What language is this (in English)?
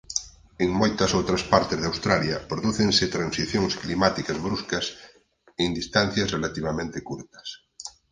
Galician